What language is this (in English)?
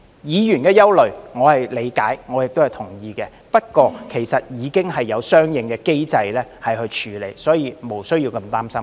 Cantonese